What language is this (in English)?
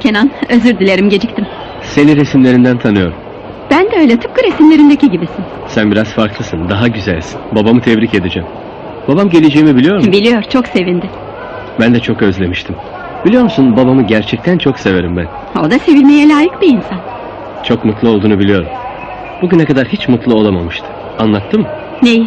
Turkish